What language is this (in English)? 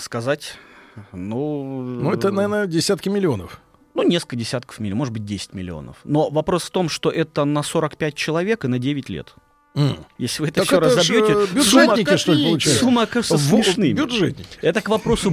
Russian